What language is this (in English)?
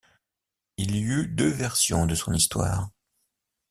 French